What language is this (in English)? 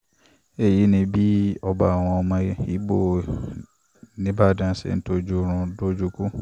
Yoruba